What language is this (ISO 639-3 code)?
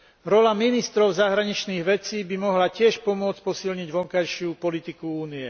slk